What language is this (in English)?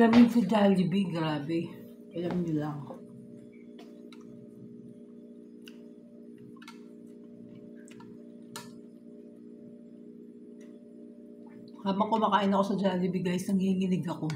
Filipino